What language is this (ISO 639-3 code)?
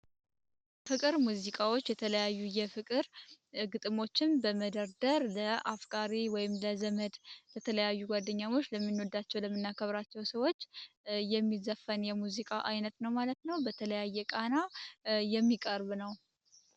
amh